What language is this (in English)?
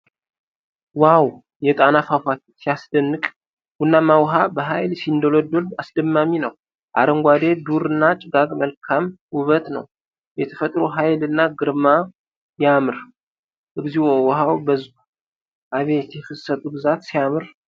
Amharic